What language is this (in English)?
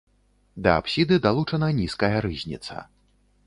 Belarusian